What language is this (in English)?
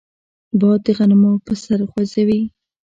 Pashto